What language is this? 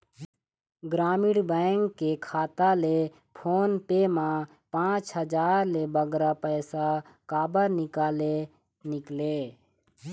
Chhattisgarhi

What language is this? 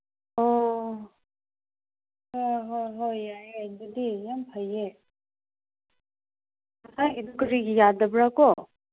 Manipuri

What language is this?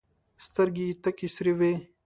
Pashto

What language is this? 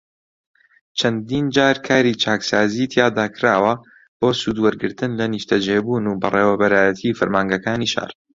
Central Kurdish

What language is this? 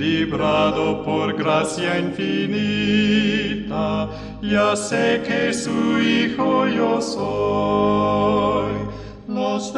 Spanish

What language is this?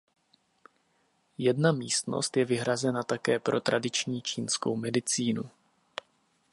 Czech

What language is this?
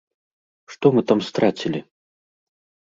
Belarusian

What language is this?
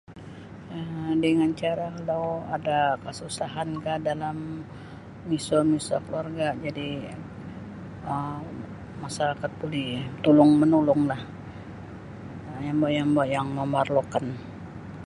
Sabah Bisaya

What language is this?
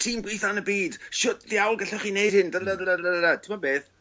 Welsh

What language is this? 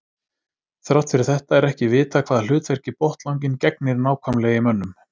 Icelandic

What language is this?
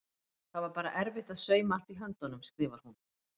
Icelandic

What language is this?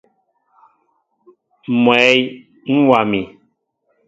Mbo (Cameroon)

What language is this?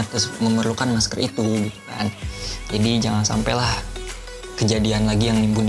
Indonesian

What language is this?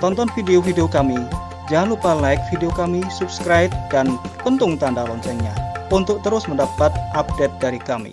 Indonesian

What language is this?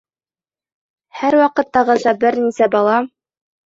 Bashkir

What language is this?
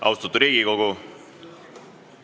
Estonian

